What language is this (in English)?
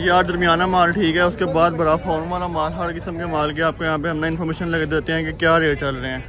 Hindi